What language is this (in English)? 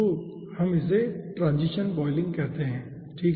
Hindi